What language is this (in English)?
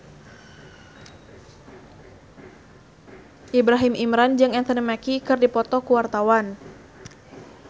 Sundanese